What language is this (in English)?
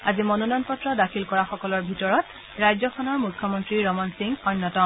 Assamese